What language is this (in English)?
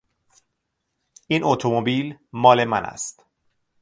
Persian